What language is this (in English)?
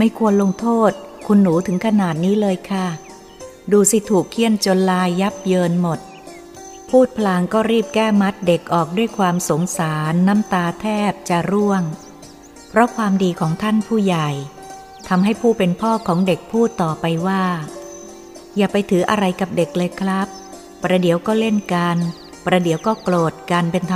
Thai